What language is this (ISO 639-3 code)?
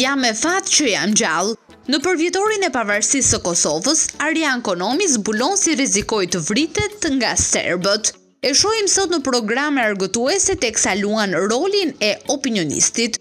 ron